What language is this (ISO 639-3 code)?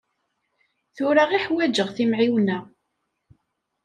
kab